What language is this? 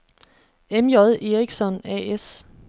Danish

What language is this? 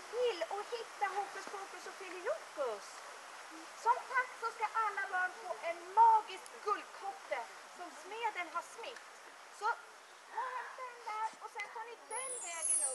Swedish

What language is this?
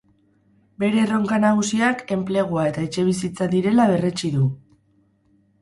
Basque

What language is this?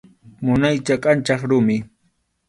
Arequipa-La Unión Quechua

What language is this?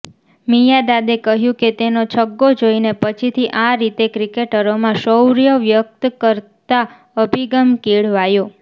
Gujarati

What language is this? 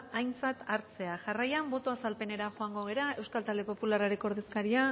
Basque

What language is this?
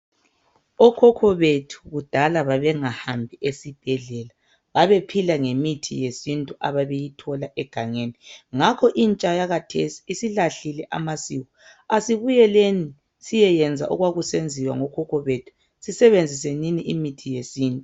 North Ndebele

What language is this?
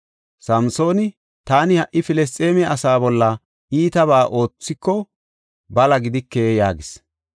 Gofa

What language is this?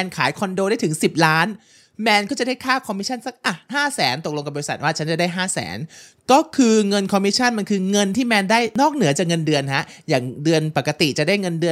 Thai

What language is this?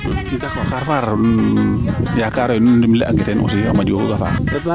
Serer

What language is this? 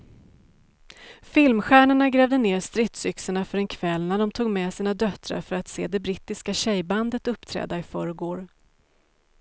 Swedish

